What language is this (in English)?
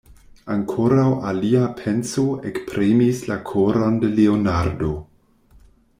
Esperanto